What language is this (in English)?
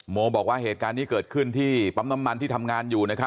Thai